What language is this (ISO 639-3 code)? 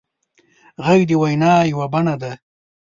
pus